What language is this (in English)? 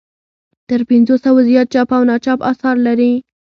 Pashto